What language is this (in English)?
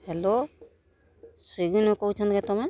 Odia